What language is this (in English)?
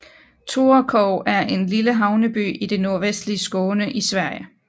Danish